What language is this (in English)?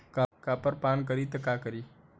Bhojpuri